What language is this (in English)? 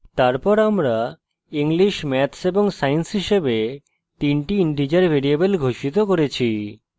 Bangla